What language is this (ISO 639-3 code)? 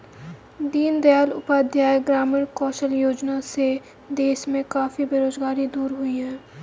hin